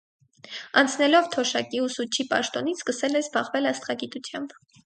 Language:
Armenian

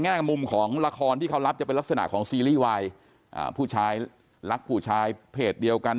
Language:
Thai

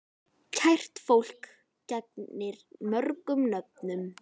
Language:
Icelandic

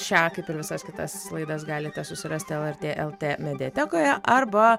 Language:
Lithuanian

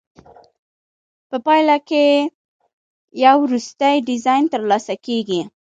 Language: Pashto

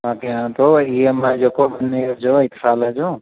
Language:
Sindhi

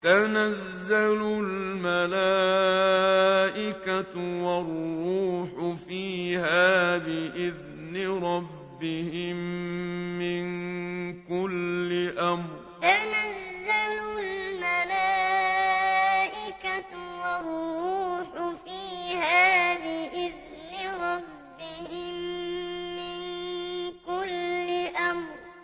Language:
Arabic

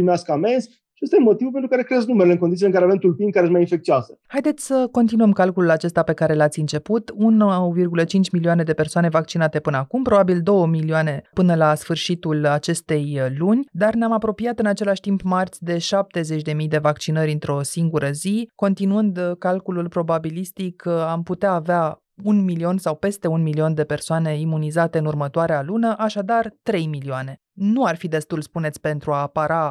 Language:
Romanian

